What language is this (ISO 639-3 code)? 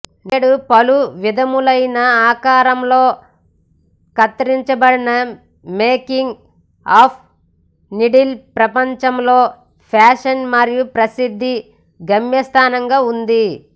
tel